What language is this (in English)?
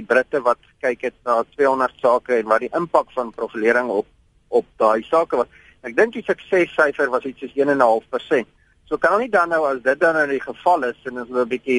Dutch